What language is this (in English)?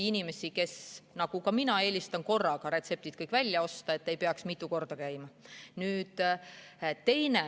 Estonian